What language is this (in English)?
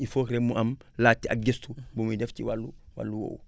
Wolof